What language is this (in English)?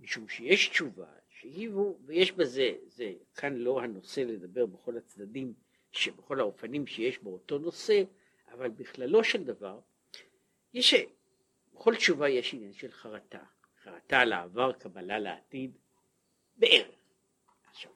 Hebrew